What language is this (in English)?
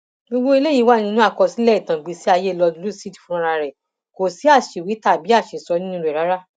Yoruba